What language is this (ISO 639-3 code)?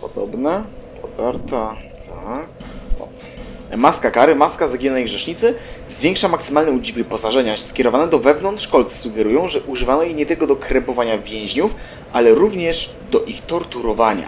pol